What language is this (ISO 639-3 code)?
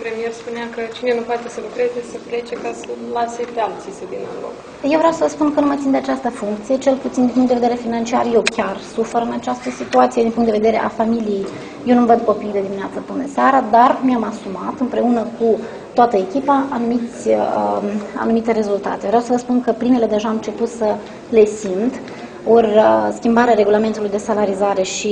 ron